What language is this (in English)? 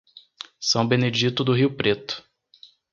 Portuguese